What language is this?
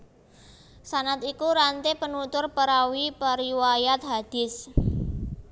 Javanese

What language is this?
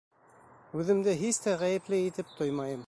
Bashkir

